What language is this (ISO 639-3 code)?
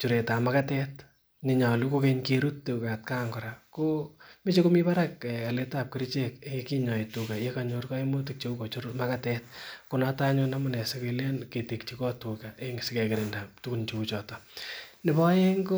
kln